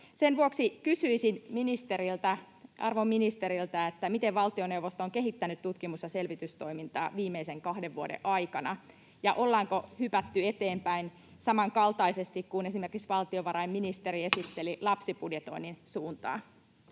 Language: Finnish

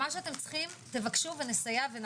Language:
Hebrew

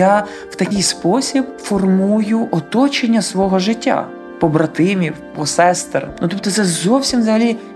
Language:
Ukrainian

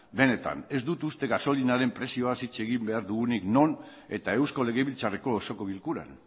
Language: Basque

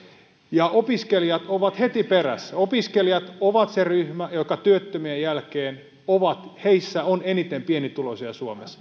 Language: Finnish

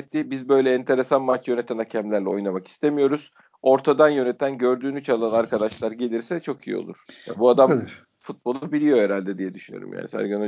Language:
Turkish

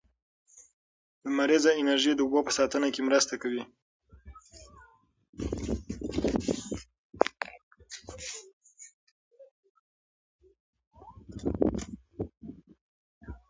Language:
Pashto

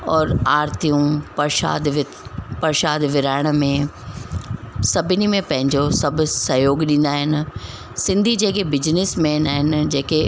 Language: Sindhi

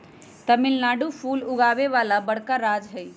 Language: Magahi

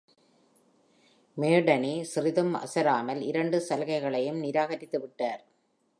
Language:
Tamil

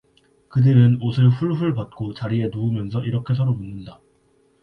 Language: Korean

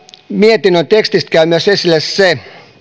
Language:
Finnish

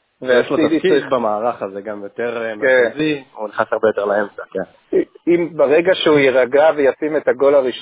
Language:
Hebrew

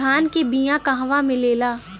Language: Bhojpuri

